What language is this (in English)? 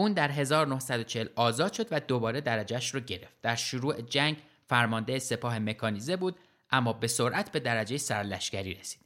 Persian